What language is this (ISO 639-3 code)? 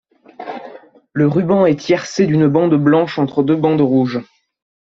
fra